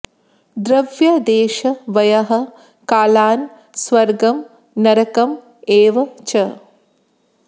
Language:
Sanskrit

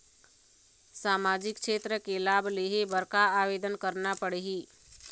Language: Chhattisgarhi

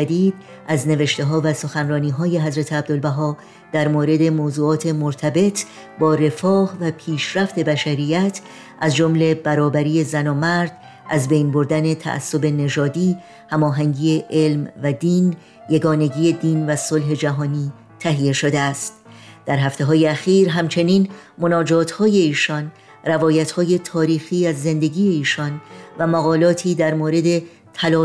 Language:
Persian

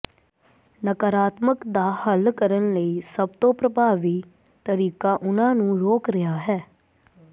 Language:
Punjabi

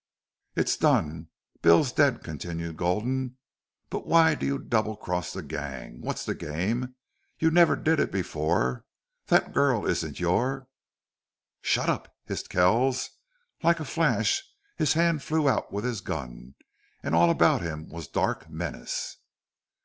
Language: English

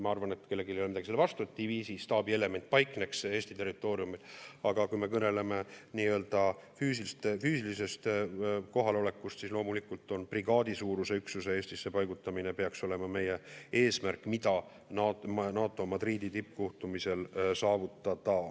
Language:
Estonian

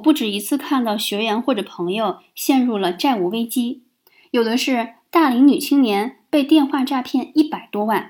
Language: Chinese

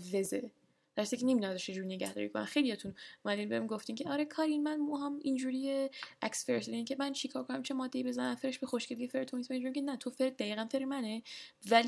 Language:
Persian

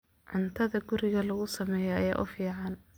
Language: Somali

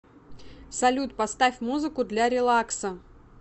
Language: Russian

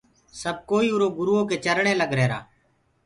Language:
Gurgula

